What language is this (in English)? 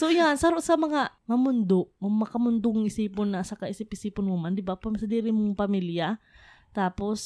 Filipino